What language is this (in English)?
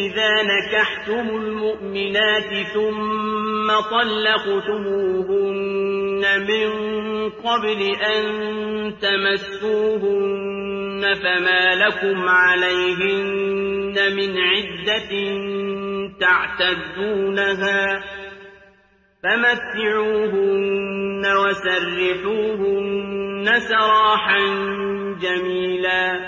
Arabic